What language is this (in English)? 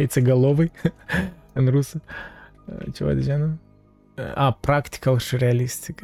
Romanian